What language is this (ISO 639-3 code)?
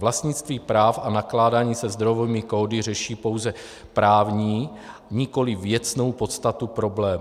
ces